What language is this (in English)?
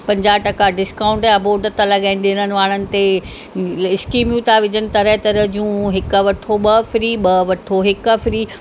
Sindhi